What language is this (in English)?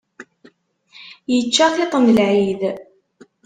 Kabyle